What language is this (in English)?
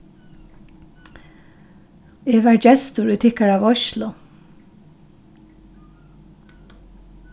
Faroese